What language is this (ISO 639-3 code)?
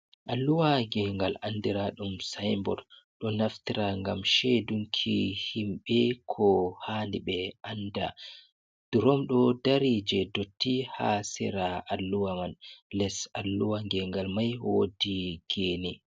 ful